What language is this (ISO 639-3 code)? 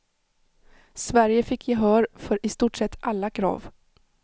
swe